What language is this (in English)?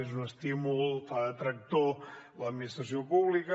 Catalan